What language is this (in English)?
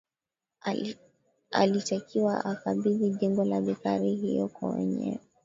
Swahili